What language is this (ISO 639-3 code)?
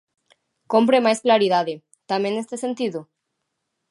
glg